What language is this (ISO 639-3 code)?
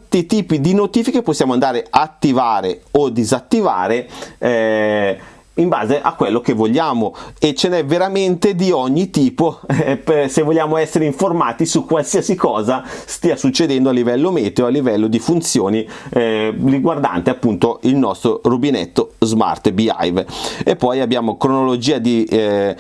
ita